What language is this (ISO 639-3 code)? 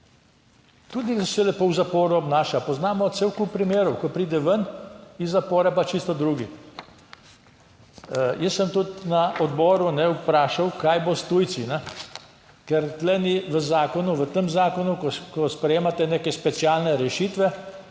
slv